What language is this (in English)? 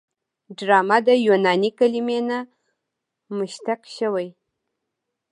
Pashto